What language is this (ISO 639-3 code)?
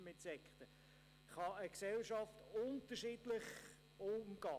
gsw